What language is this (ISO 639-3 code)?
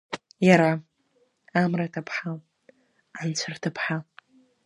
abk